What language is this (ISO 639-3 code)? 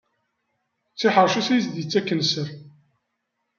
kab